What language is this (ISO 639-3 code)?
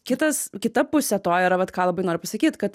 lit